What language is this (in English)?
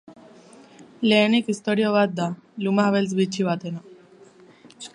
Basque